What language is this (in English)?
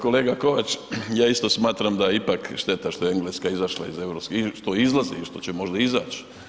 Croatian